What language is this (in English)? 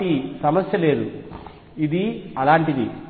Telugu